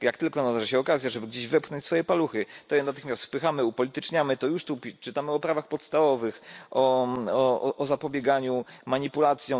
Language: Polish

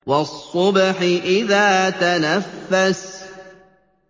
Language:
Arabic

